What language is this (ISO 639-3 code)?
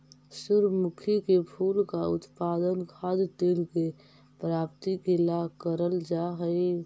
mag